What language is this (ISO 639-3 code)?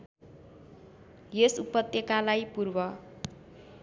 nep